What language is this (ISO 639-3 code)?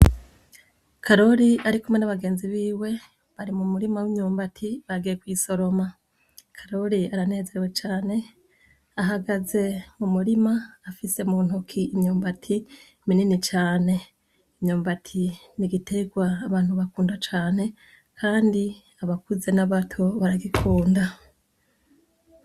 run